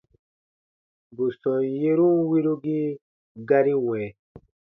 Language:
Baatonum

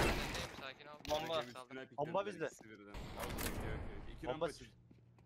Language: Turkish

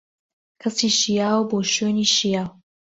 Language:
Central Kurdish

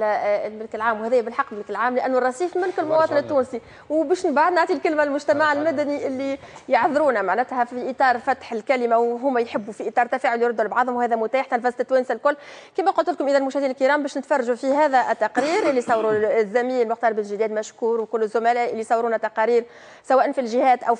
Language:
Arabic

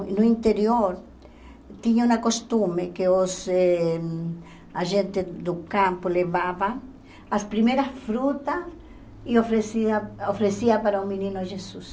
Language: Portuguese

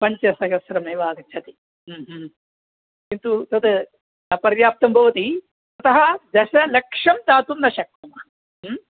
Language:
Sanskrit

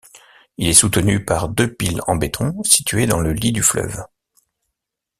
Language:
French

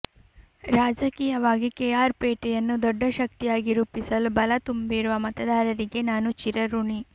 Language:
Kannada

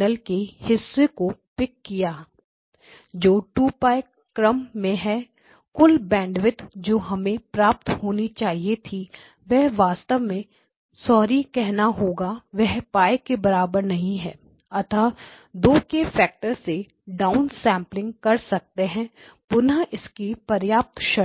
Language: Hindi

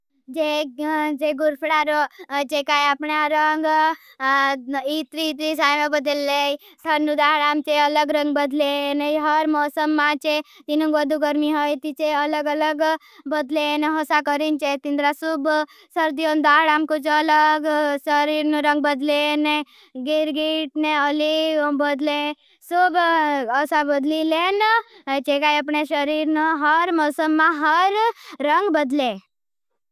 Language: Bhili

